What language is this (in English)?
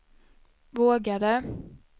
Swedish